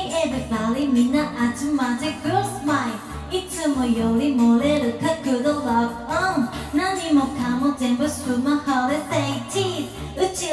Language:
Japanese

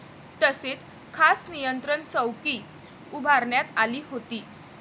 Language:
Marathi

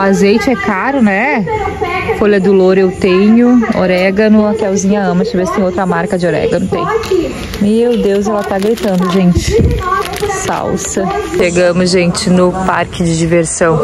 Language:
Portuguese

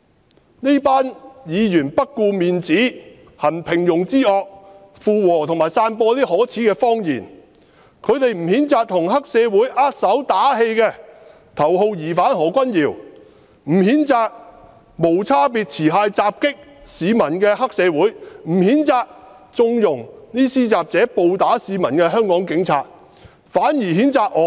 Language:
Cantonese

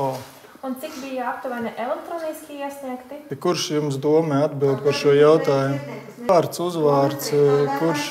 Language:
Latvian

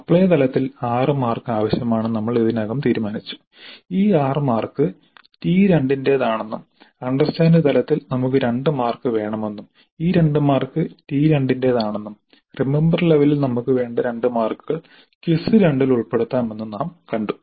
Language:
Malayalam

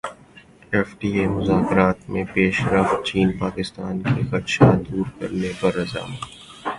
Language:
Urdu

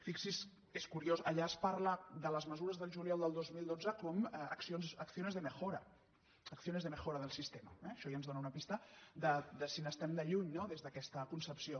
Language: Catalan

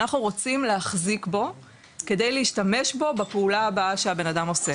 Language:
Hebrew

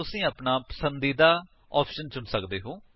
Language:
Punjabi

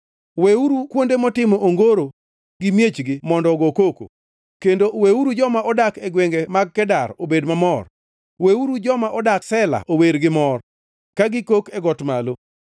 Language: Luo (Kenya and Tanzania)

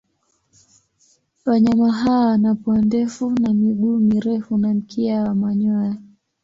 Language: Swahili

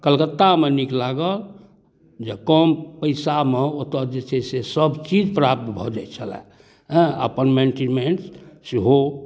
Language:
Maithili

